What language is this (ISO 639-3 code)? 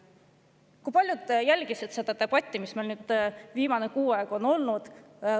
est